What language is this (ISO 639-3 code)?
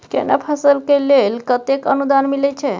mai